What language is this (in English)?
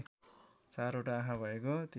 Nepali